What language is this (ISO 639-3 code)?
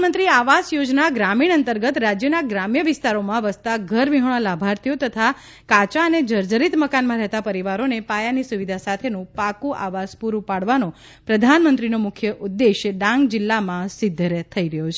guj